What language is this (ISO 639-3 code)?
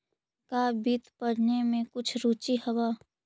mag